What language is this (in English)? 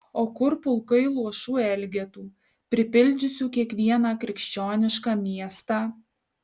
Lithuanian